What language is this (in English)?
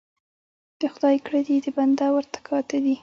Pashto